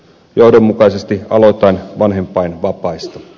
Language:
Finnish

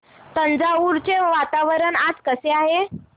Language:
Marathi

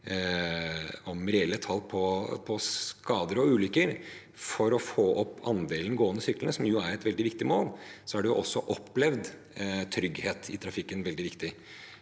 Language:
Norwegian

